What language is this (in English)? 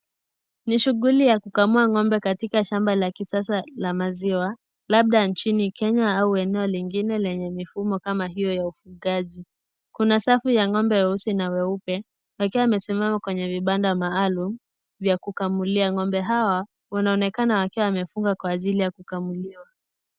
Swahili